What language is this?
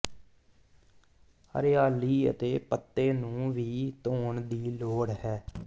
Punjabi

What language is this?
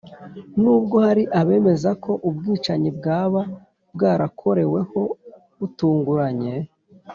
Kinyarwanda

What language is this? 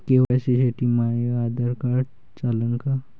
Marathi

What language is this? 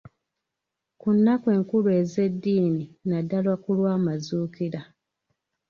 Ganda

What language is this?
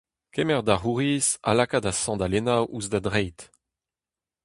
Breton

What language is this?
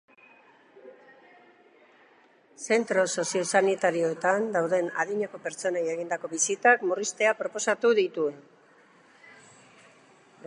Basque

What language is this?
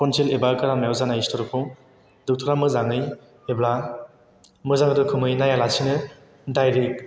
Bodo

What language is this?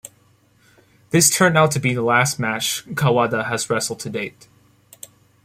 English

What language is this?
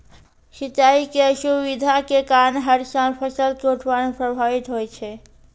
Maithili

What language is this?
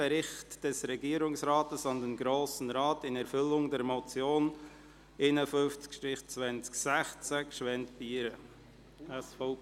Swiss German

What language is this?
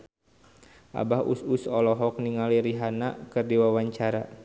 Sundanese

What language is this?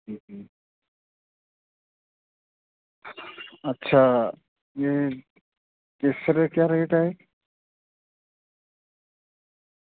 Dogri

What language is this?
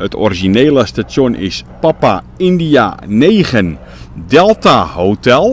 Dutch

